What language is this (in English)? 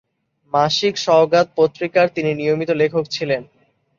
Bangla